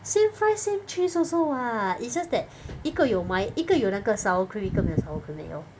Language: English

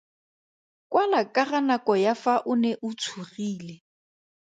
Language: Tswana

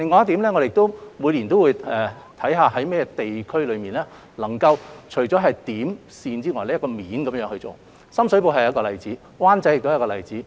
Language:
Cantonese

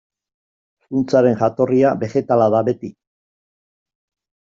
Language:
Basque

